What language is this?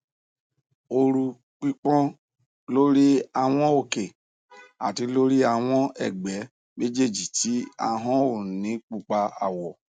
Yoruba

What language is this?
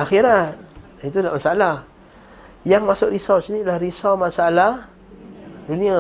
Malay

